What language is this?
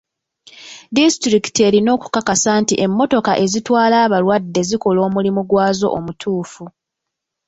Ganda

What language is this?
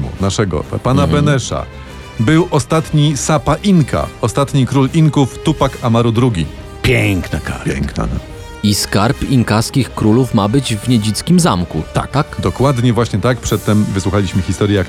Polish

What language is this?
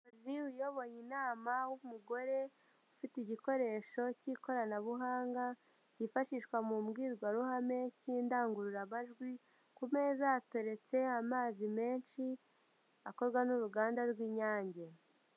Kinyarwanda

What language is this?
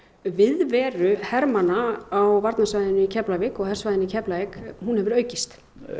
Icelandic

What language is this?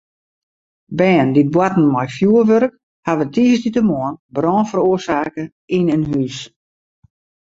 Western Frisian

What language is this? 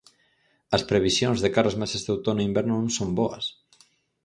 Galician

